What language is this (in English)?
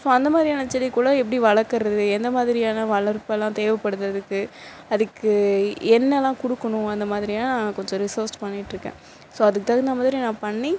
Tamil